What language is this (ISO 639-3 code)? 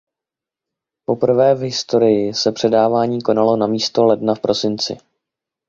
ces